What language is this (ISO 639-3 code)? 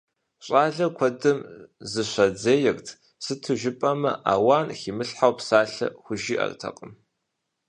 kbd